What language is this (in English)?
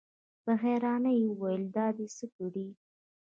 Pashto